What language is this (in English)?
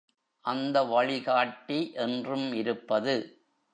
Tamil